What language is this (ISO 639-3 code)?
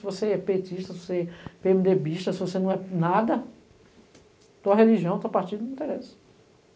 por